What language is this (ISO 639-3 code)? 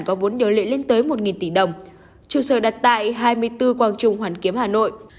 vie